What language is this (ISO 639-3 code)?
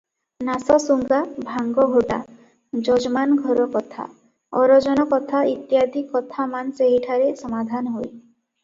ori